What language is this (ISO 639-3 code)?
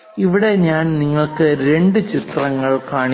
mal